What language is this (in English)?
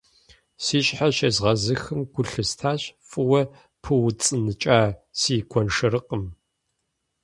Kabardian